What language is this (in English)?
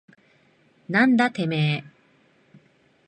Japanese